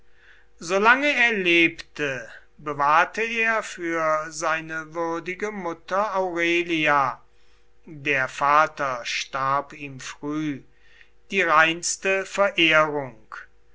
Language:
German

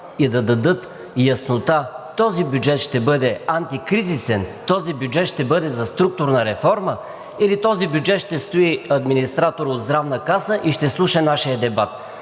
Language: Bulgarian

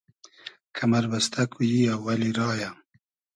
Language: Hazaragi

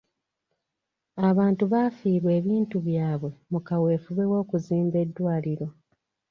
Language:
Ganda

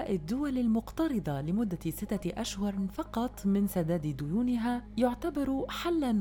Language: Arabic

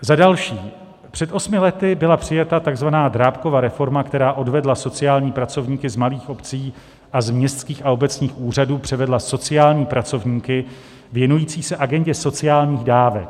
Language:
Czech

